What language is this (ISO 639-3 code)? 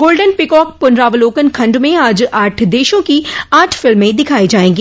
hin